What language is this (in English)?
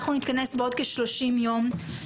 Hebrew